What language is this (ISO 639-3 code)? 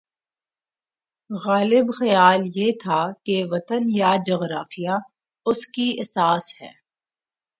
urd